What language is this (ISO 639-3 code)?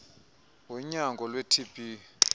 xho